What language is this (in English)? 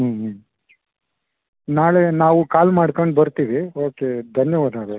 Kannada